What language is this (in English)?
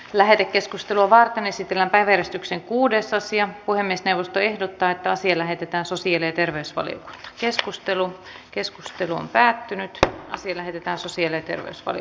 Finnish